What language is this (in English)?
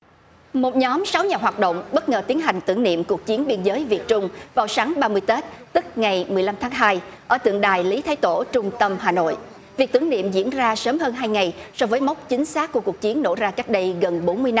Vietnamese